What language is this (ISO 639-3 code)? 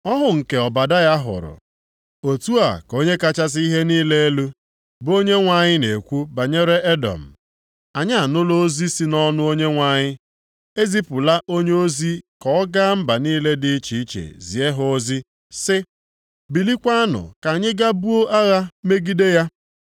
ibo